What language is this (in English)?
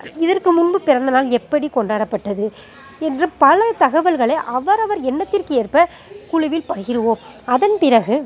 Tamil